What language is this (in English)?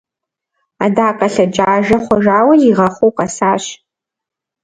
Kabardian